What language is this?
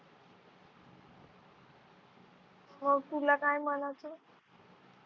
Marathi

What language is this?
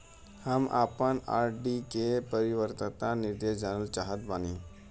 Bhojpuri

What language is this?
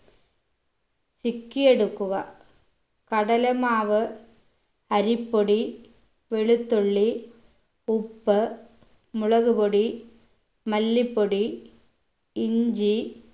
Malayalam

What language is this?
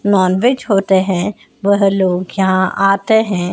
Hindi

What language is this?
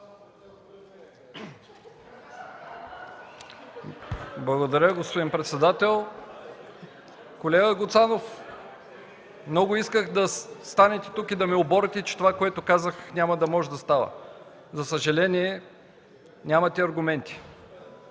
Bulgarian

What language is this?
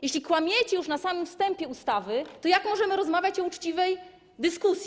Polish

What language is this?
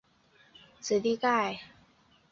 Chinese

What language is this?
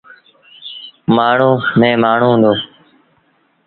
Sindhi Bhil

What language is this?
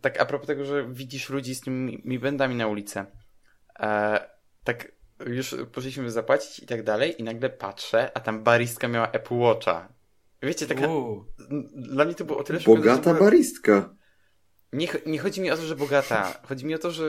Polish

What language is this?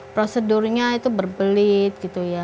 Indonesian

